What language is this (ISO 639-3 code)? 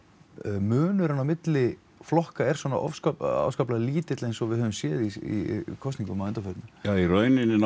isl